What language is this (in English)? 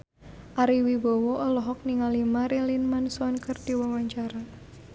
Sundanese